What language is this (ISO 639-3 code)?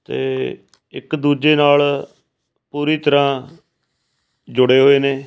pan